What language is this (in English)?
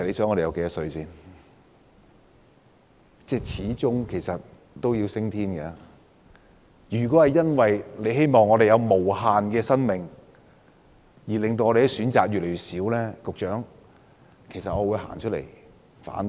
Cantonese